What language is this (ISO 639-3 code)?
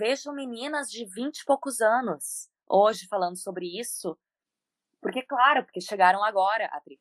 por